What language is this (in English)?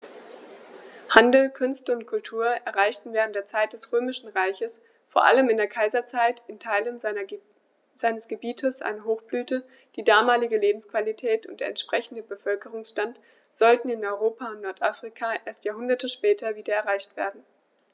German